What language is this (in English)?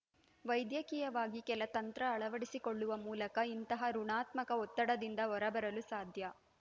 Kannada